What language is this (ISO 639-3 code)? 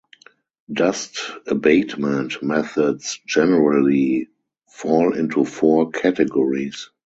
eng